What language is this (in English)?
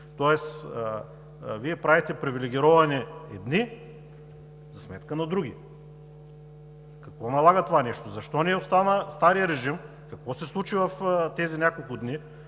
Bulgarian